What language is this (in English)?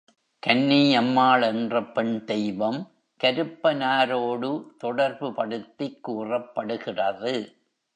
Tamil